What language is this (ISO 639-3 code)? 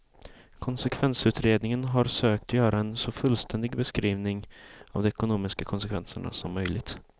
swe